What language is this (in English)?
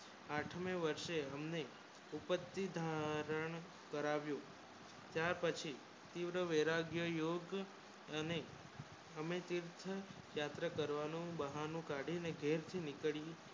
Gujarati